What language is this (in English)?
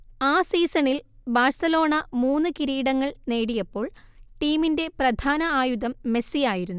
Malayalam